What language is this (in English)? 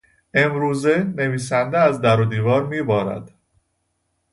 Persian